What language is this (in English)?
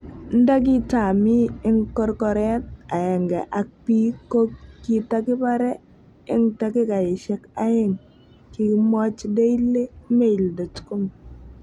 Kalenjin